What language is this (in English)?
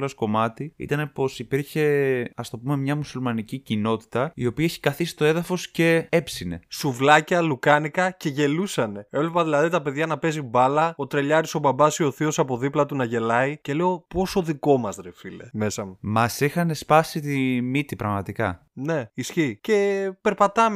Greek